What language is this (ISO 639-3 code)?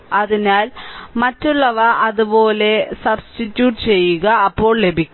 mal